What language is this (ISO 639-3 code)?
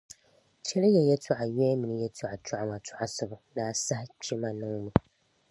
dag